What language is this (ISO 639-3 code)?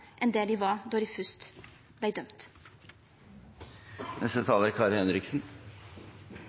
nno